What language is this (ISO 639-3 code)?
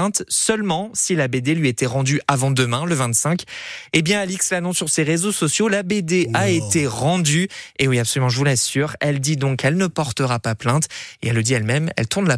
fra